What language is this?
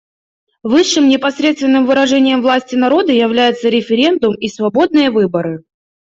Russian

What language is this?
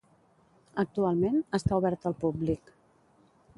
Catalan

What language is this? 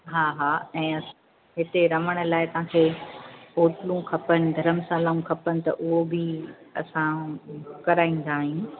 Sindhi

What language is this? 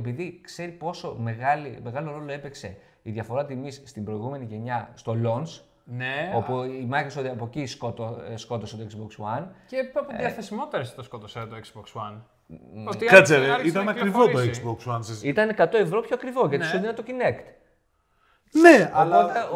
Greek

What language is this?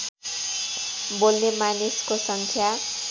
Nepali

